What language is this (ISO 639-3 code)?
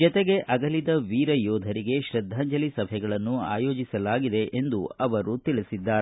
kan